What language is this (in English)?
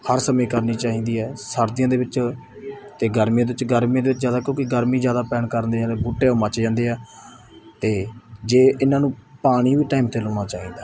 Punjabi